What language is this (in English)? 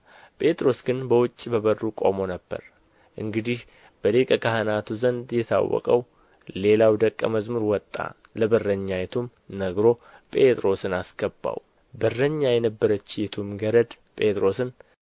Amharic